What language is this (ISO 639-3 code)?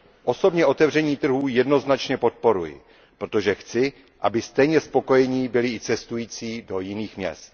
ces